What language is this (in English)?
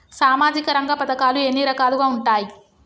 Telugu